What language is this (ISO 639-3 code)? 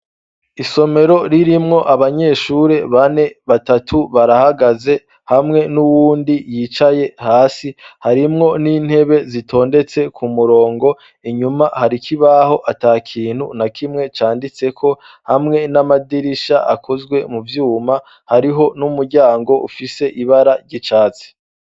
run